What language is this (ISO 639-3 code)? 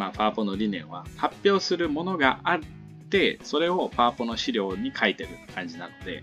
jpn